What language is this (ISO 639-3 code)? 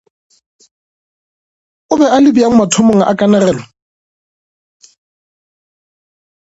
nso